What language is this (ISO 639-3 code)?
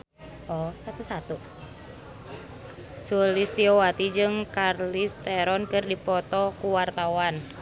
sun